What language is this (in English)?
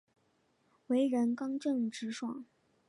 Chinese